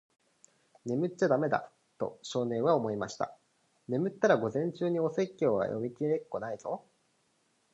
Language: Japanese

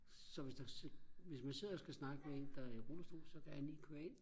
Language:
Danish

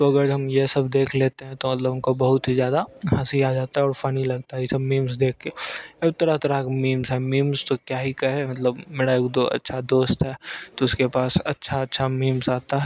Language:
Hindi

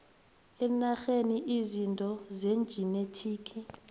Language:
South Ndebele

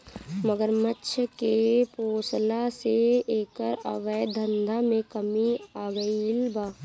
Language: Bhojpuri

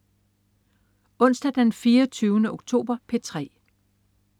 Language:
Danish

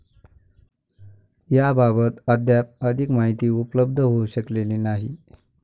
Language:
Marathi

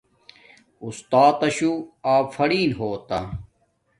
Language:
Domaaki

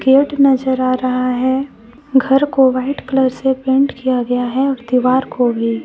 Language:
Hindi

